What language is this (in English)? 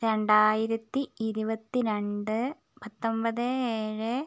Malayalam